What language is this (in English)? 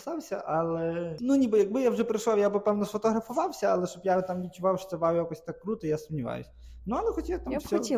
Ukrainian